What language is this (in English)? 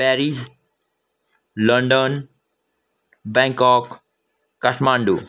Nepali